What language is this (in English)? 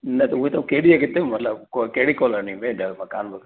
Sindhi